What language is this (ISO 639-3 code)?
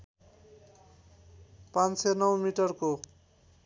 nep